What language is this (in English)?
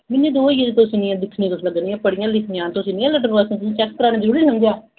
Dogri